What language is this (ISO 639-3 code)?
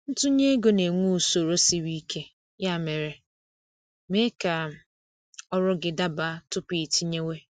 ibo